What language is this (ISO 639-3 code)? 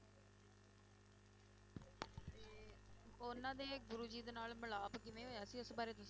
pan